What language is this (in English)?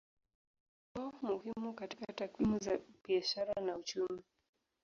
Swahili